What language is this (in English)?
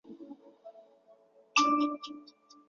Chinese